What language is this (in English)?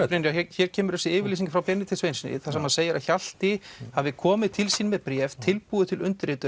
Icelandic